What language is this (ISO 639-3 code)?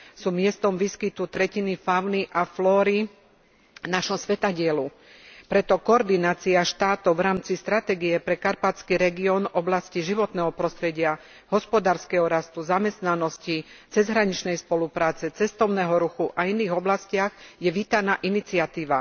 slk